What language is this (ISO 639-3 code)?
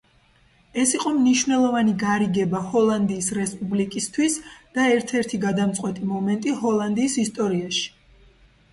kat